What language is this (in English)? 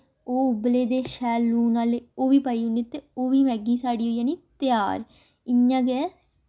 Dogri